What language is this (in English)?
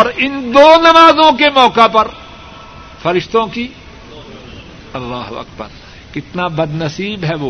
Urdu